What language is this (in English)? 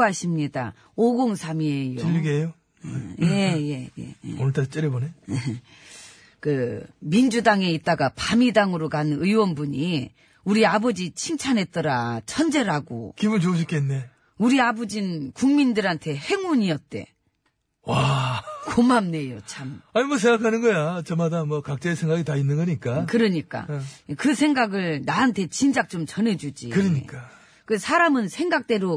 Korean